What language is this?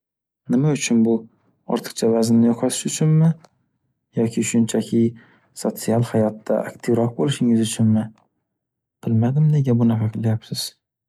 Uzbek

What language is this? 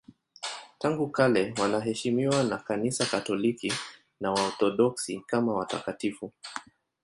Swahili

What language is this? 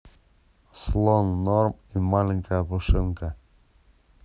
Russian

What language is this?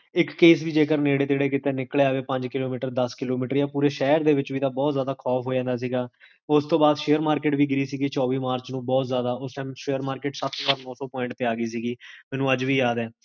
Punjabi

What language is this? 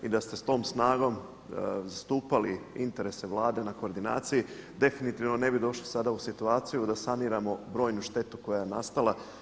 Croatian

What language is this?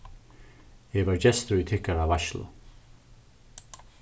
Faroese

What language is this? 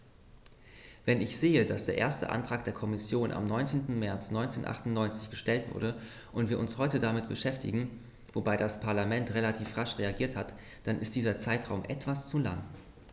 German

